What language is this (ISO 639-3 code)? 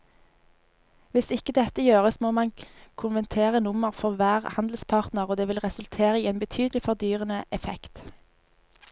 nor